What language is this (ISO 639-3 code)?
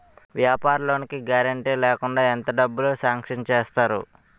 tel